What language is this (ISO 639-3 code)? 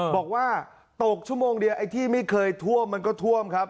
tha